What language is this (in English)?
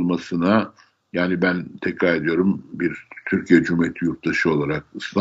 Turkish